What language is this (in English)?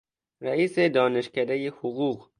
Persian